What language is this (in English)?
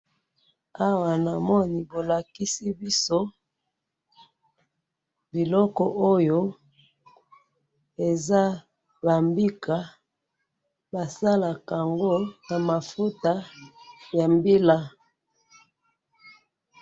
Lingala